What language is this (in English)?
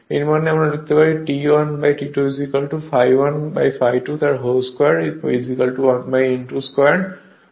Bangla